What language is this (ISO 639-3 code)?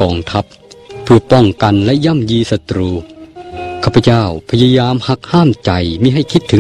tha